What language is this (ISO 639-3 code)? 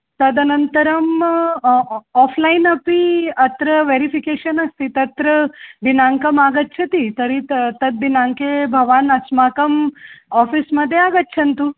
san